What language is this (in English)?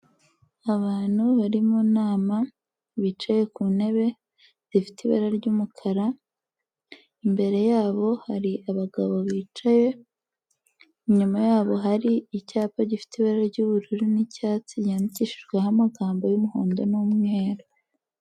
Kinyarwanda